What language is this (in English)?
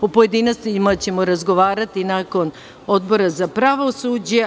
Serbian